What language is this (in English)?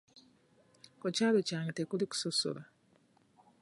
Ganda